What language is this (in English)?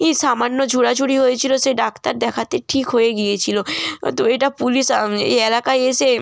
Bangla